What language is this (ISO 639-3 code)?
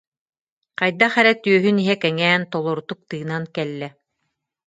sah